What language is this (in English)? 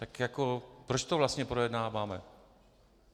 Czech